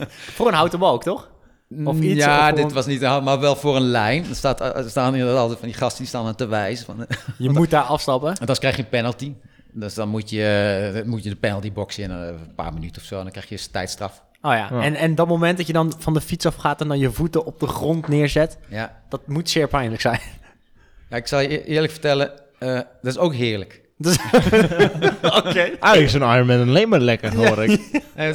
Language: Dutch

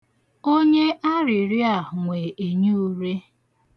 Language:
Igbo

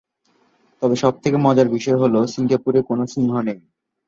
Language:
Bangla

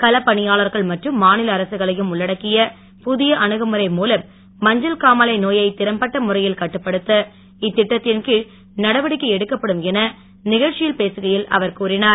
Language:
Tamil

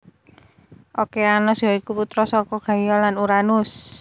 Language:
Javanese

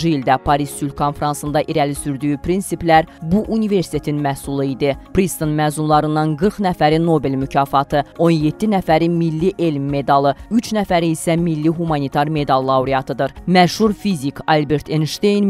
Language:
Turkish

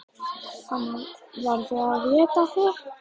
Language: Icelandic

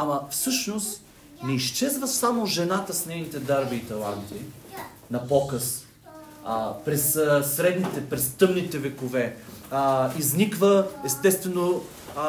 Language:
Bulgarian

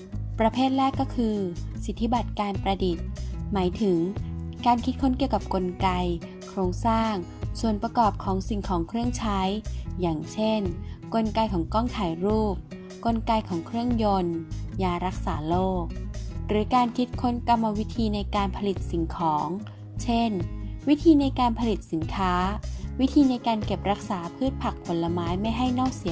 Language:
Thai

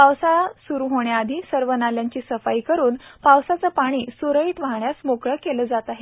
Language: Marathi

